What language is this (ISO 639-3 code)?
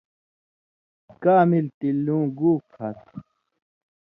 mvy